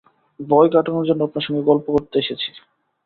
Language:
Bangla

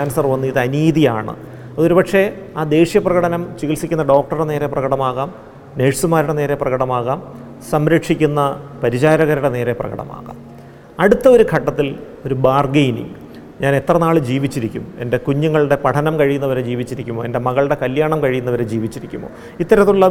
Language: Malayalam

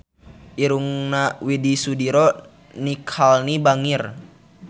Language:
Sundanese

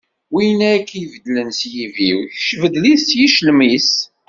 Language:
Kabyle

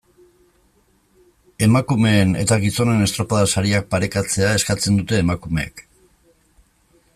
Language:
Basque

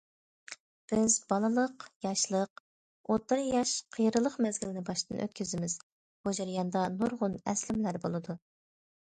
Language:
Uyghur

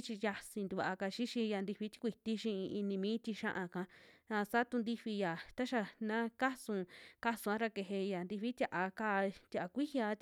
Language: Western Juxtlahuaca Mixtec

